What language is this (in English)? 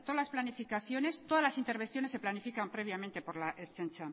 Spanish